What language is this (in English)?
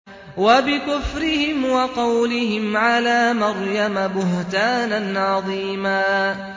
Arabic